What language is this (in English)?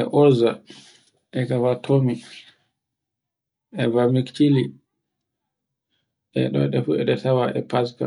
Borgu Fulfulde